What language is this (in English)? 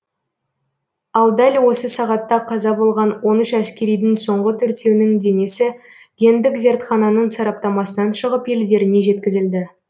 Kazakh